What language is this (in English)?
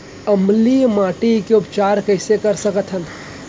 Chhattisgarhi